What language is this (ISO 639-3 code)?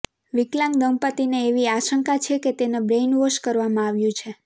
guj